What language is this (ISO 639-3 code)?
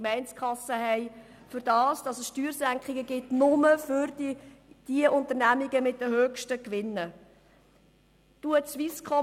gsw